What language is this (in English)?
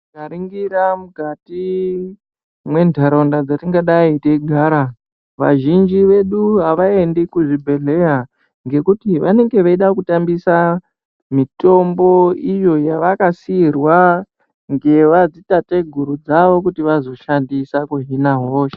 Ndau